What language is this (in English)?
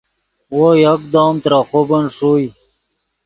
Yidgha